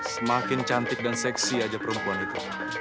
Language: Indonesian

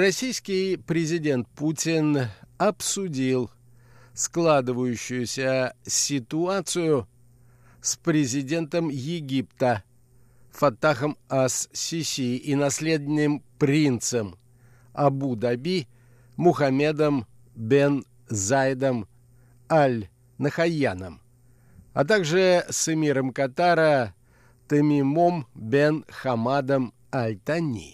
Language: Russian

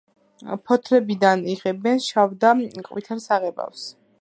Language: Georgian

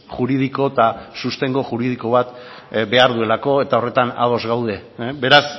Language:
Basque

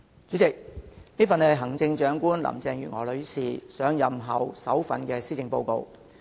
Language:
Cantonese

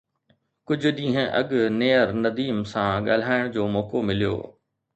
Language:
Sindhi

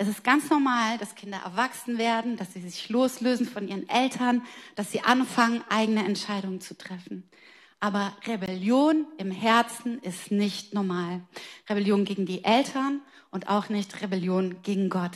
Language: German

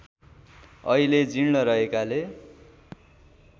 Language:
Nepali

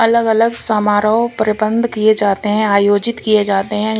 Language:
Hindi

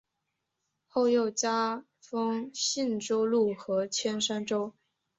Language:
Chinese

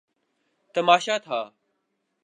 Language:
Urdu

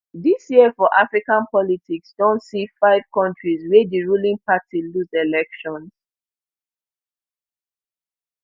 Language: Nigerian Pidgin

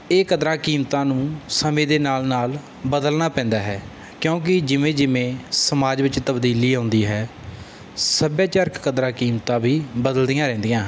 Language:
Punjabi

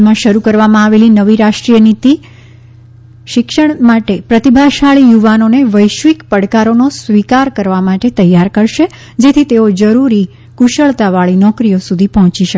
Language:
Gujarati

